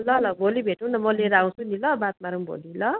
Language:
Nepali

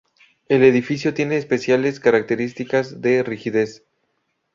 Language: Spanish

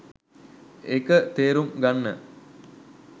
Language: Sinhala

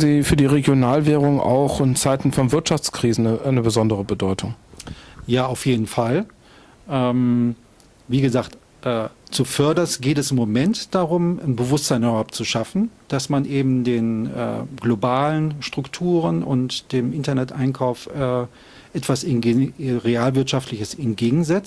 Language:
German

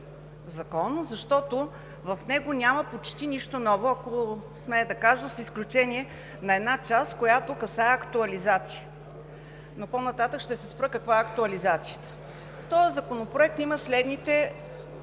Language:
Bulgarian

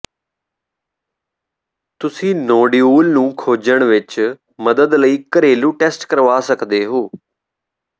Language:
Punjabi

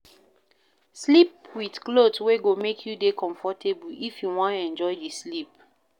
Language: Nigerian Pidgin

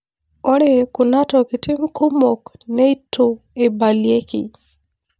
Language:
Masai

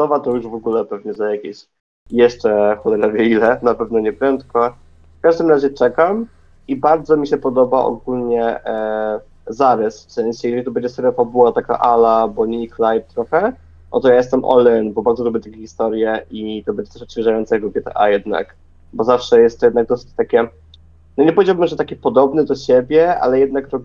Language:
Polish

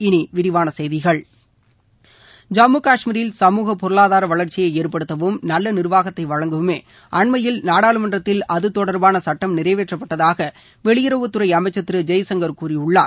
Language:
Tamil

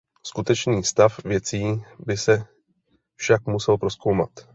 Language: Czech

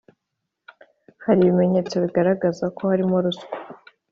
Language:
Kinyarwanda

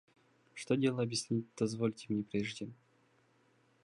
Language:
Russian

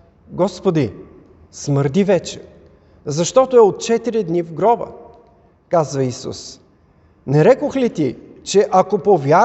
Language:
Bulgarian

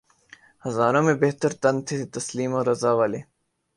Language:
Urdu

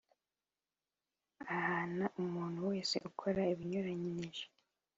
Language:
Kinyarwanda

